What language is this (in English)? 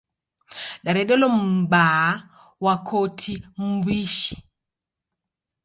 Taita